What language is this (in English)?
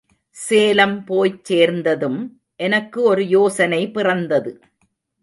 Tamil